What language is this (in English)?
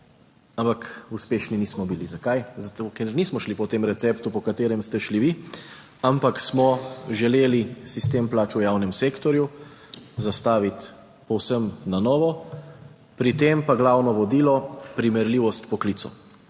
Slovenian